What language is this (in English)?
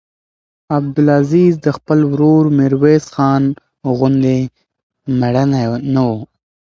Pashto